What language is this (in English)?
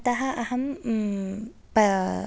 Sanskrit